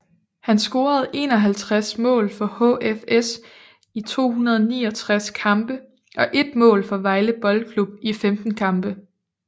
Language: Danish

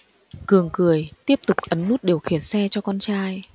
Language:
Vietnamese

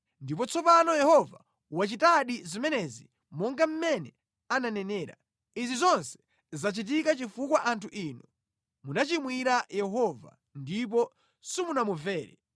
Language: Nyanja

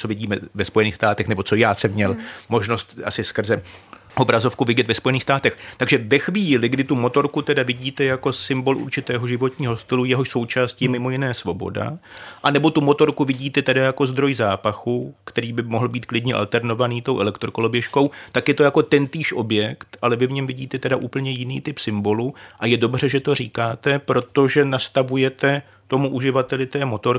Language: Czech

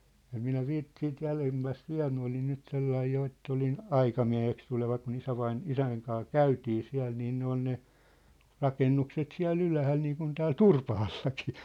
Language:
Finnish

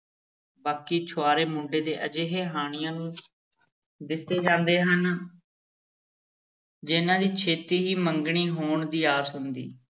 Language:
Punjabi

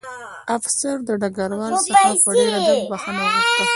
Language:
Pashto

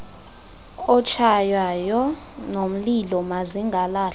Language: Xhosa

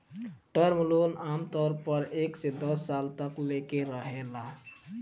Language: Bhojpuri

